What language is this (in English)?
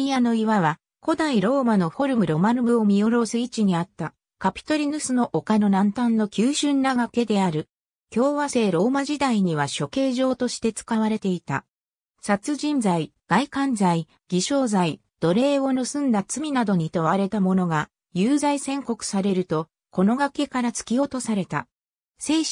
Japanese